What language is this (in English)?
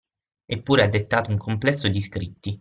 Italian